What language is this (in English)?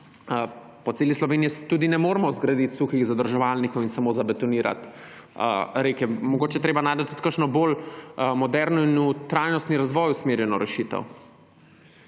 Slovenian